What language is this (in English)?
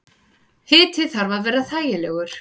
Icelandic